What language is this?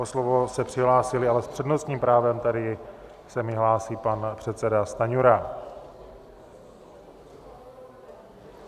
Czech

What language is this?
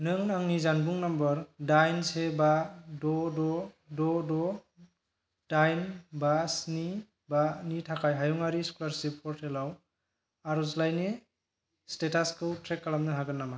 Bodo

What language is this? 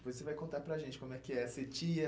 Portuguese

